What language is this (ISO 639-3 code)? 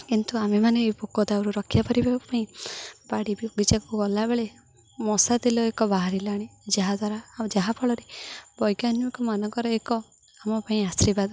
ori